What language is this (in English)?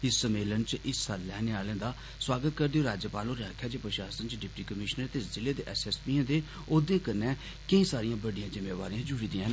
Dogri